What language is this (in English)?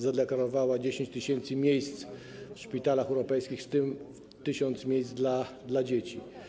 Polish